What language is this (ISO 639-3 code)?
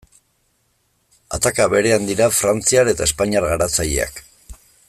eus